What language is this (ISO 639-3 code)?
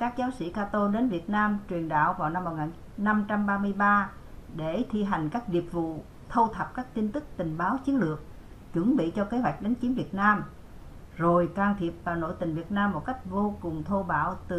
vie